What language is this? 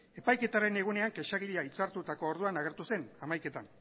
Basque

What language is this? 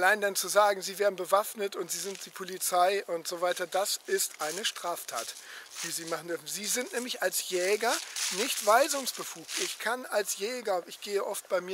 German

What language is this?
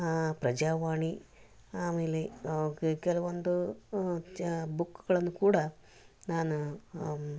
Kannada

